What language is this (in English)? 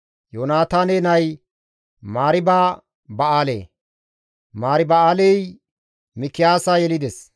Gamo